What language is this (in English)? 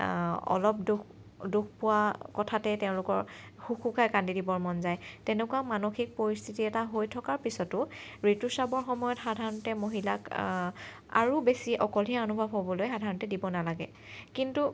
Assamese